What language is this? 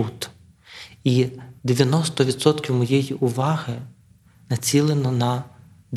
Ukrainian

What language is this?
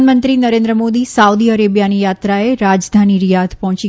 Gujarati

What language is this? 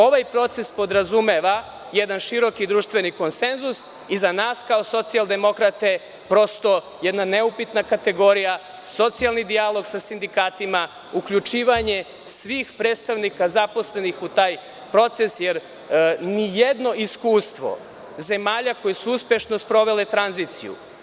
Serbian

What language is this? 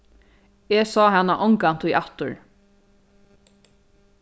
Faroese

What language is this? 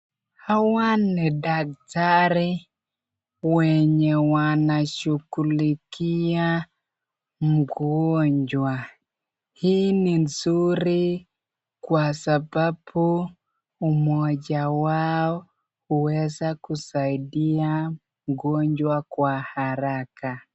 Swahili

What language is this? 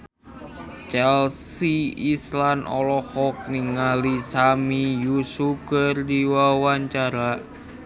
Sundanese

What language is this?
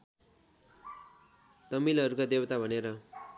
Nepali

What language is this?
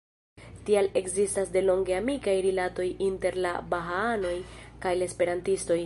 Esperanto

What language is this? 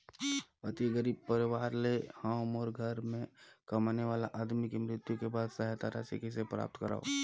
Chhattisgarhi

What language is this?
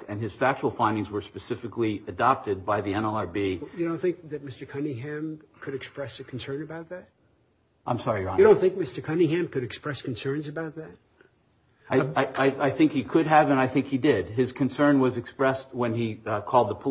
English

